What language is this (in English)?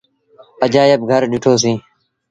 Sindhi Bhil